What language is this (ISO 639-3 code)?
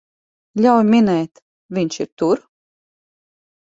lav